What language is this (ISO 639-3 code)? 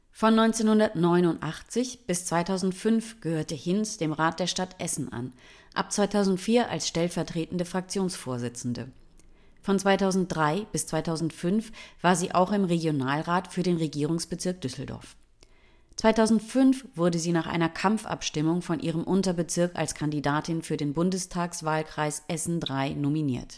deu